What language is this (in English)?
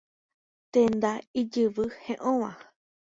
Guarani